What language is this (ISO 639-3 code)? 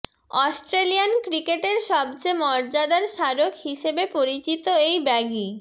ben